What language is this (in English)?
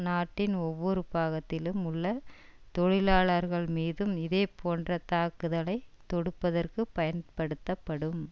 Tamil